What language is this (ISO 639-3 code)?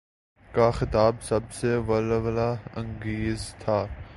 urd